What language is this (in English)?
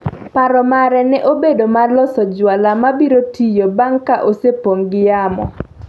Luo (Kenya and Tanzania)